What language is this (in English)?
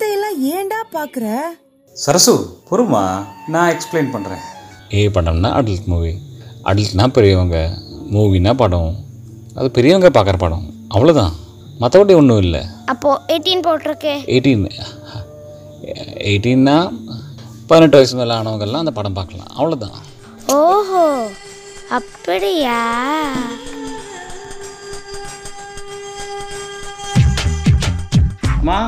Tamil